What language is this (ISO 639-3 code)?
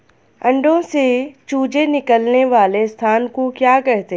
hin